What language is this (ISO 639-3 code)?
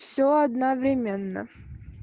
rus